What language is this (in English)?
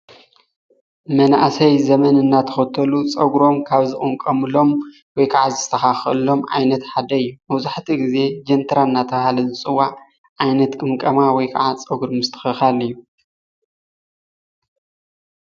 Tigrinya